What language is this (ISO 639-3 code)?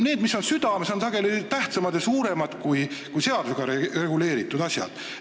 est